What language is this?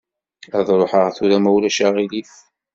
Kabyle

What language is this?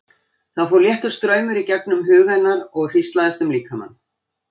Icelandic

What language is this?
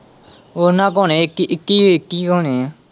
Punjabi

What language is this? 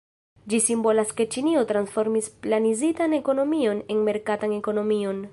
Esperanto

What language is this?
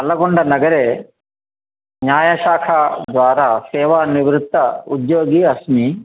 Sanskrit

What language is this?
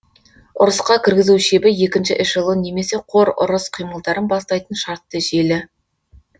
Kazakh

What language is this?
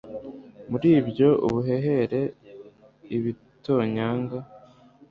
Kinyarwanda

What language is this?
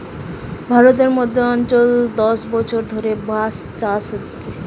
Bangla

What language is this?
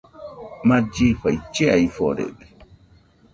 Nüpode Huitoto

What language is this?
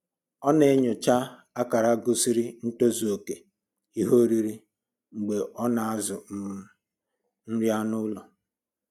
Igbo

